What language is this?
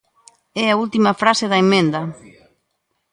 Galician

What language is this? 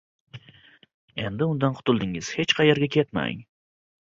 Uzbek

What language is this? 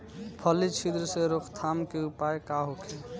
Bhojpuri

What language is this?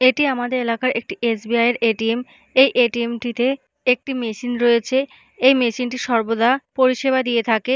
Bangla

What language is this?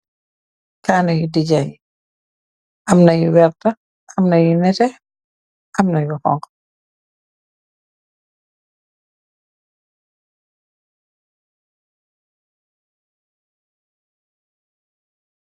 Wolof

